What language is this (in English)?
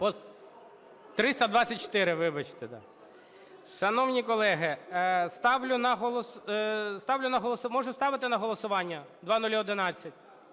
Ukrainian